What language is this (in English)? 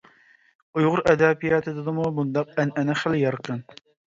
Uyghur